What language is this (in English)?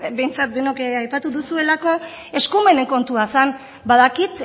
Basque